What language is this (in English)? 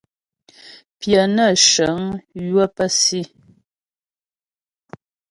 Ghomala